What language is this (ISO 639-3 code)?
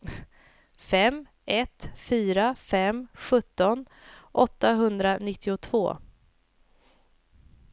swe